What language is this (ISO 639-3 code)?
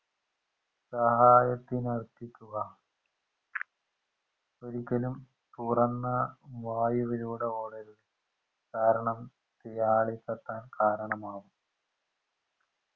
mal